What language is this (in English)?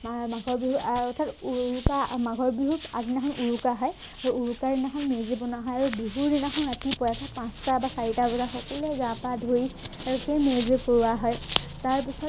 Assamese